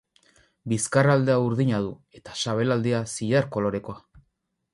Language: Basque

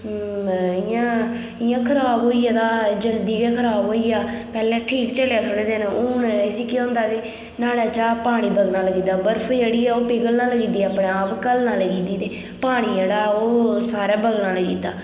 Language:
Dogri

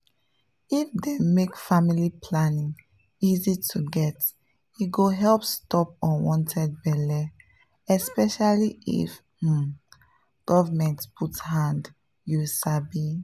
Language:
Nigerian Pidgin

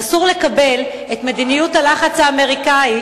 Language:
Hebrew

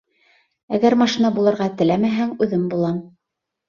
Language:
Bashkir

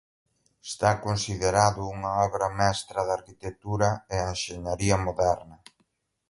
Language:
Galician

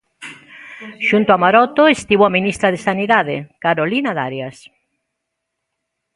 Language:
Galician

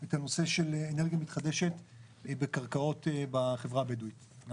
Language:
Hebrew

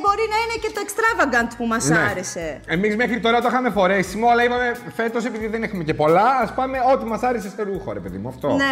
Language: Greek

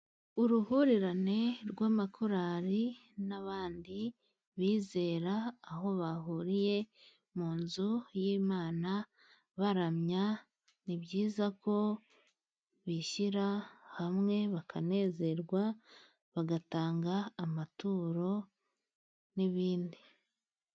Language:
Kinyarwanda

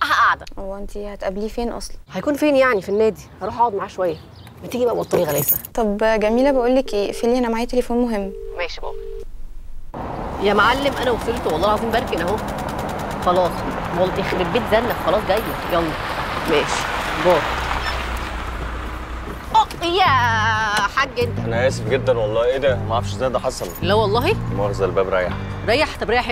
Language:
Arabic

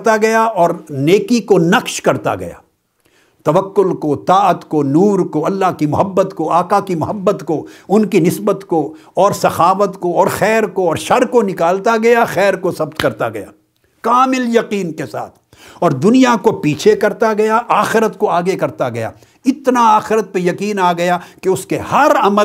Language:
Urdu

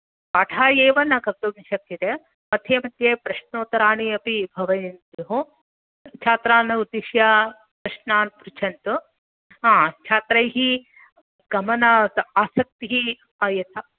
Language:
Sanskrit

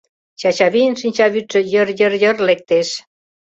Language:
Mari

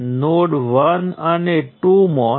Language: Gujarati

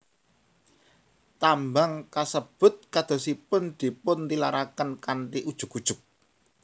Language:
Javanese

